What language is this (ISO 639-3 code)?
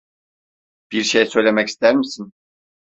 tur